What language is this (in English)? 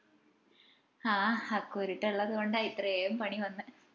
Malayalam